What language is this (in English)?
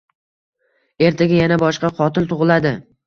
Uzbek